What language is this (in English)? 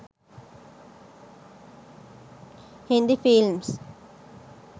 Sinhala